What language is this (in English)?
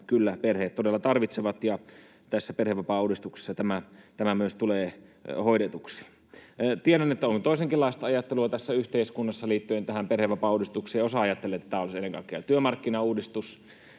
Finnish